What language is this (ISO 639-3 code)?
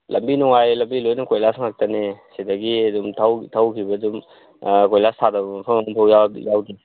mni